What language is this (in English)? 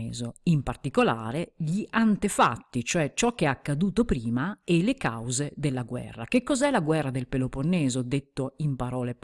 Italian